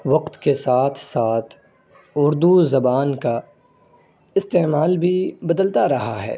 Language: Urdu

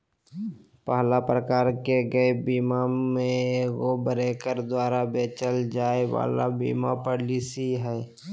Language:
Magahi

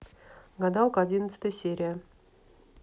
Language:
Russian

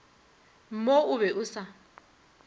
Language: Northern Sotho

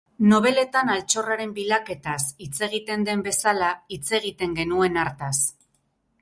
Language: Basque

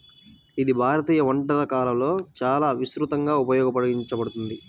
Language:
Telugu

